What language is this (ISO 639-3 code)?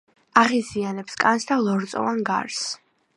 kat